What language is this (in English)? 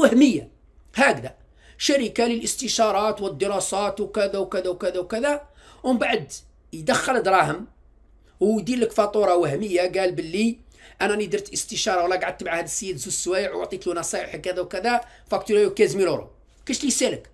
Arabic